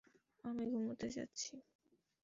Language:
Bangla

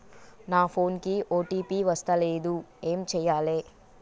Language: Telugu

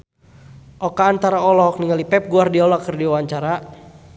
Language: Sundanese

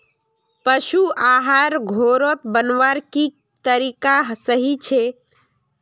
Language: Magahi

